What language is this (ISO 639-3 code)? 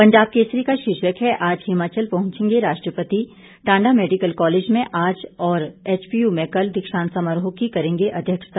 hin